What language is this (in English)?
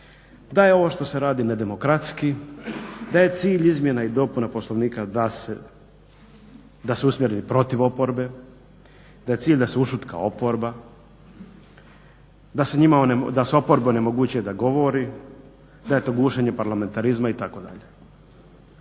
Croatian